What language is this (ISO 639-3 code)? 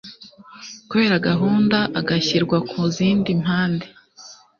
kin